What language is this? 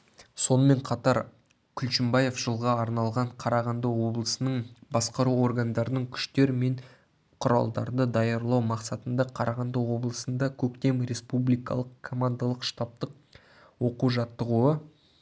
Kazakh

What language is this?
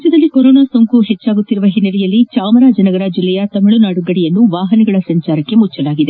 Kannada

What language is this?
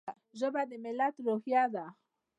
Pashto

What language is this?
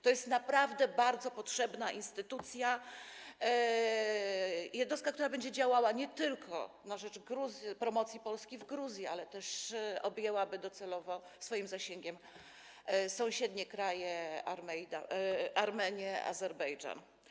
Polish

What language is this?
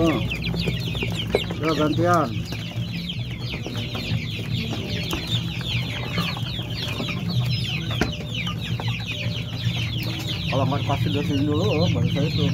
Indonesian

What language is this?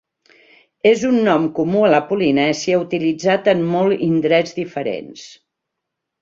Catalan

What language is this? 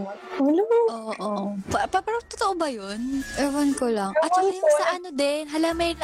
Filipino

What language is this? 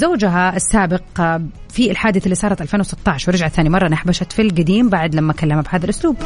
Arabic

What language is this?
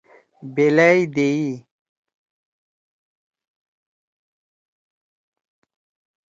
Torwali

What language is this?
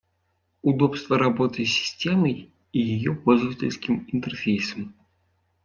Russian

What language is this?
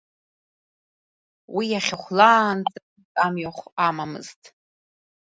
Abkhazian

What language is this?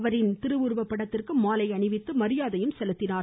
Tamil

